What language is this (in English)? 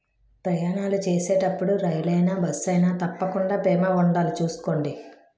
Telugu